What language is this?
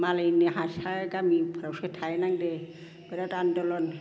Bodo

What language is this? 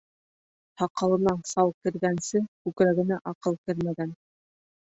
Bashkir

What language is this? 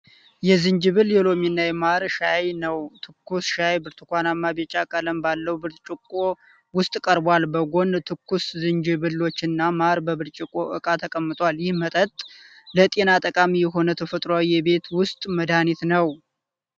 Amharic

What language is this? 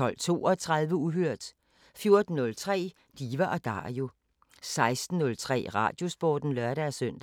Danish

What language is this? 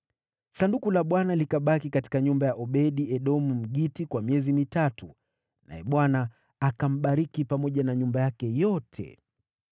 Swahili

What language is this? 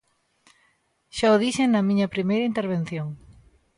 Galician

